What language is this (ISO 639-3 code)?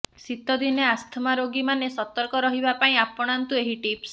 ori